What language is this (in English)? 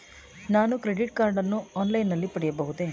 Kannada